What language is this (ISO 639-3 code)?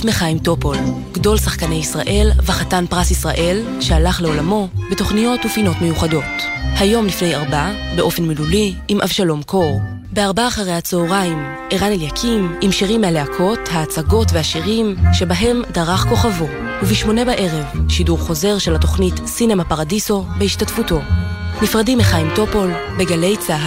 heb